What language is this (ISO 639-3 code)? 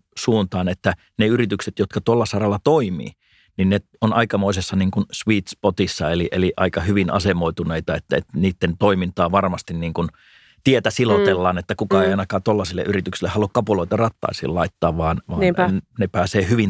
fin